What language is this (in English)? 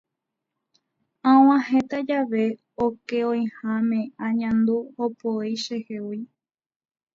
Guarani